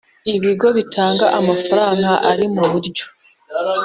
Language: Kinyarwanda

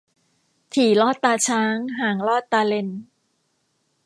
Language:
Thai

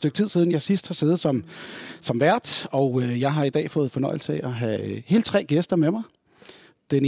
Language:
Danish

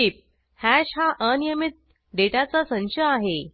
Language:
Marathi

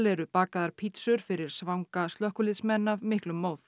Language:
Icelandic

